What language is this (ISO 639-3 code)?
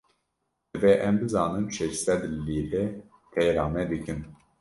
kur